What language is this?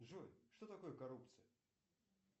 Russian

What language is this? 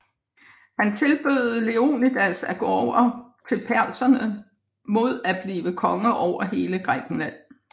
Danish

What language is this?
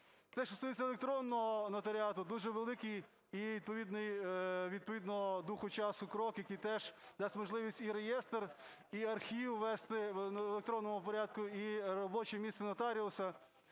Ukrainian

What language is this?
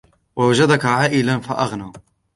Arabic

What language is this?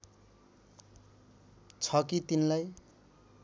Nepali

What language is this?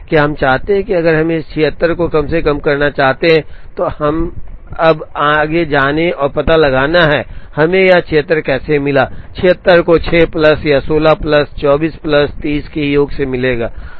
Hindi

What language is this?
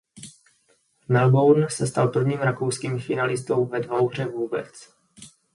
Czech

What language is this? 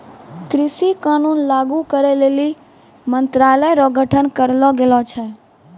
Maithili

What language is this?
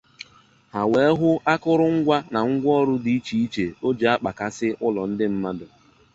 Igbo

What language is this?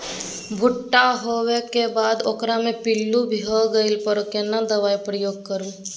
Maithili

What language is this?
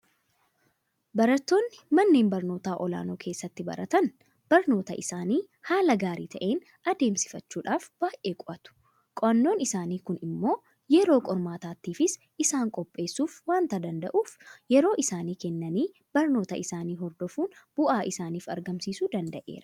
Oromo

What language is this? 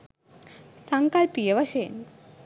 Sinhala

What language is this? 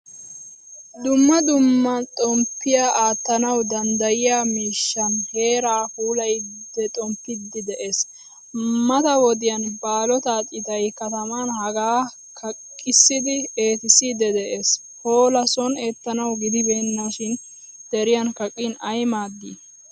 Wolaytta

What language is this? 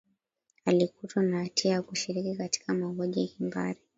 Swahili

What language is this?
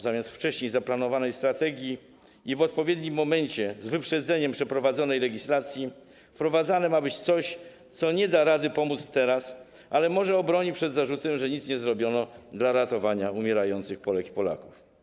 Polish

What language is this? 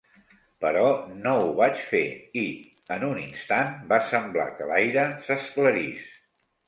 Catalan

